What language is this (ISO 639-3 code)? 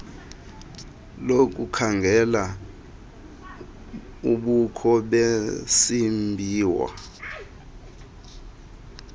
xho